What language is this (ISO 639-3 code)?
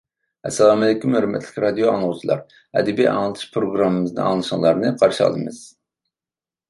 uig